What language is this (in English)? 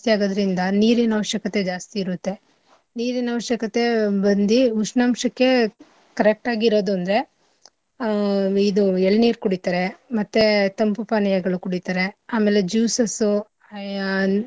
Kannada